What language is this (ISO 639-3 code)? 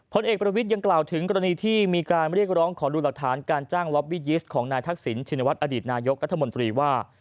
tha